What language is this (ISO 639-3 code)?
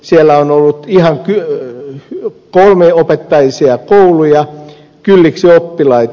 fin